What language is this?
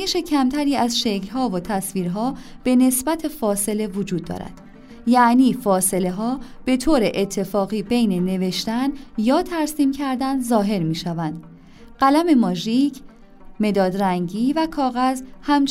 Persian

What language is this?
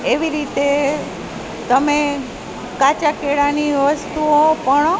Gujarati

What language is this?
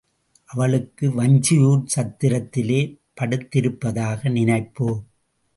Tamil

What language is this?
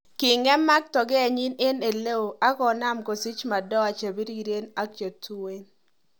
Kalenjin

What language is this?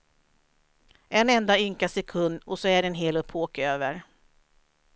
Swedish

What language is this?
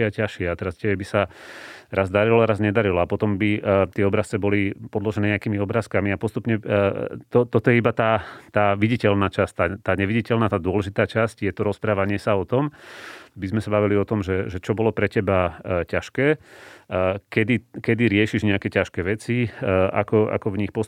Slovak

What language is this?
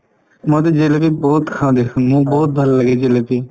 Assamese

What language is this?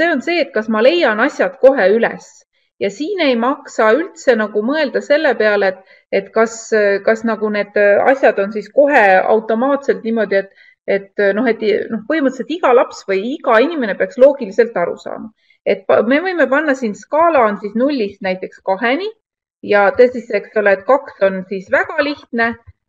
Finnish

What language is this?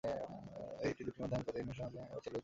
Bangla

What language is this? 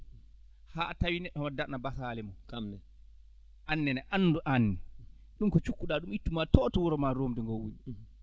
Fula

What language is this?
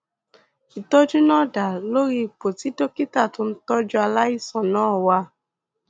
Yoruba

